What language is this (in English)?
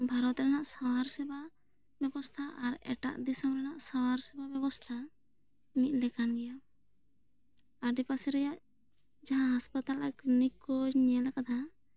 Santali